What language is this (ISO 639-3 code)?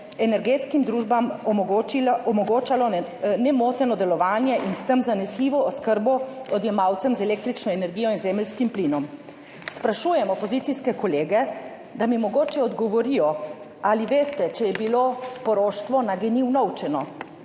slv